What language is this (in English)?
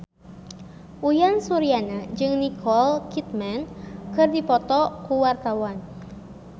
Sundanese